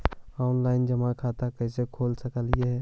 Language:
Magahi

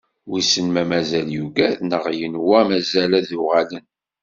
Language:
Kabyle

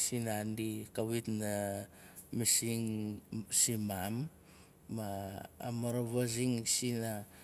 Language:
Nalik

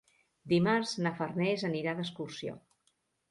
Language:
Catalan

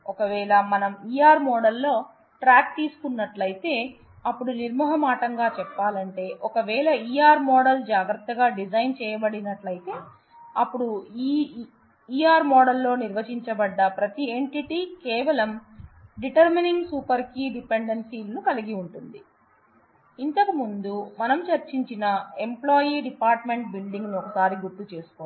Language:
Telugu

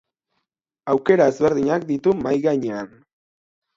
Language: Basque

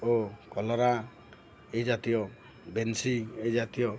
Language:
Odia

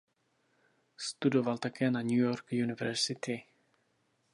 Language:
Czech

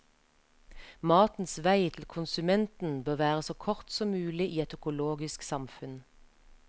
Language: Norwegian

